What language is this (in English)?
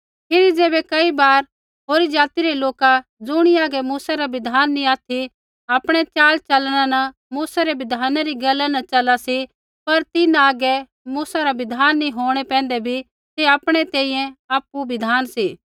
Kullu Pahari